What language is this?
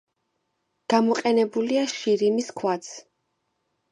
Georgian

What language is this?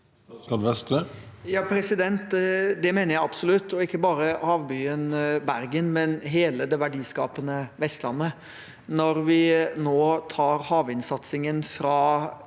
Norwegian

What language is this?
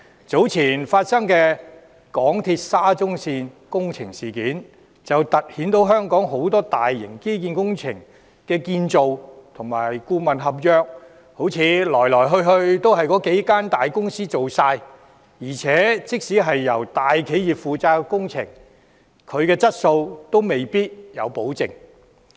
Cantonese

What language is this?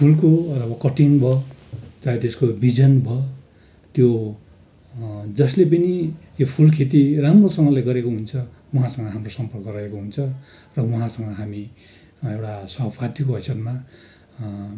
Nepali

